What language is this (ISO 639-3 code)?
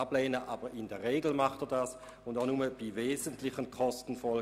gsw